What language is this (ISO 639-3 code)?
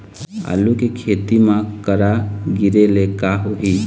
hne